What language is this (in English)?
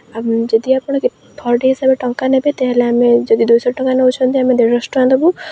Odia